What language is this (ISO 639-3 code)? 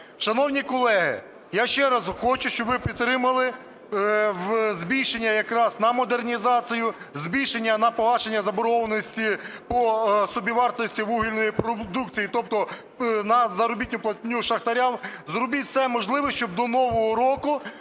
ukr